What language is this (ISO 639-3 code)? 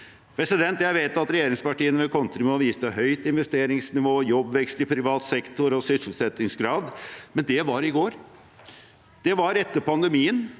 nor